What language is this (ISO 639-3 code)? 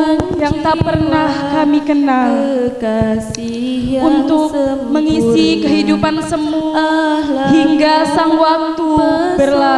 ind